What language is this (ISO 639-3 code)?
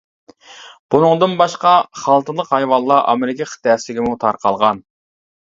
uig